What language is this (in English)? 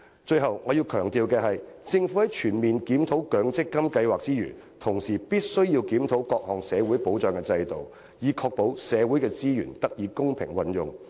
Cantonese